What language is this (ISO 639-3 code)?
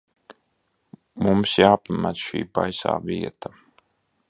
lav